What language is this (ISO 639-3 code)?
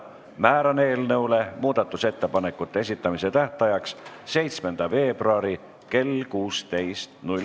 est